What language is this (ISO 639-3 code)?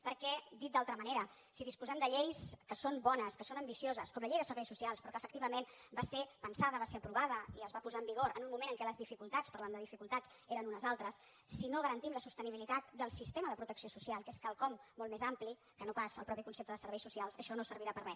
cat